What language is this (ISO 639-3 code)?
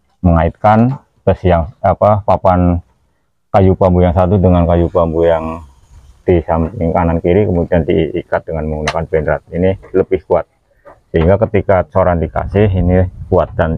ind